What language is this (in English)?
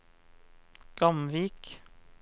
Norwegian